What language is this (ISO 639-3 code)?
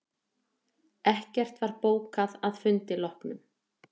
isl